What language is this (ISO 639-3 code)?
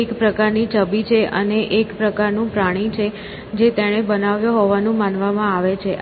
guj